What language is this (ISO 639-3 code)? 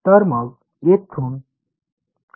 mar